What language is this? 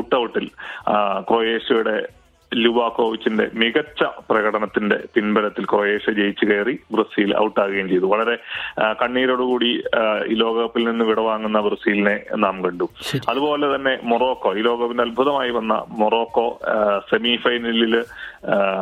Malayalam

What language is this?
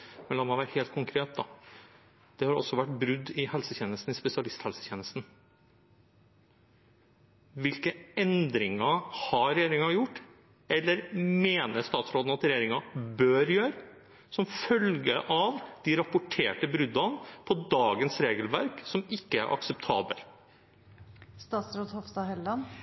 Norwegian Bokmål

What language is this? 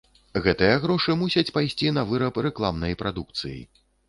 Belarusian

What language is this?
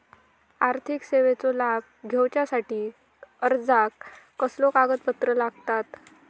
Marathi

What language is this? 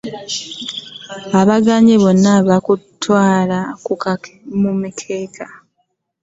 Ganda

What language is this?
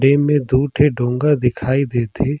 Surgujia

